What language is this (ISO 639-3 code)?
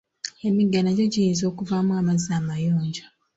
lug